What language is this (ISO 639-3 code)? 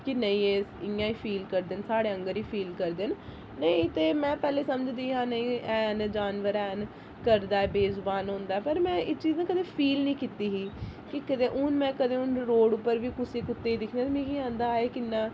doi